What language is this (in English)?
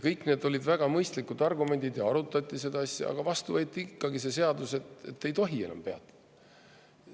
Estonian